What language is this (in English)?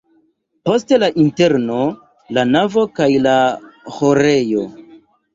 Esperanto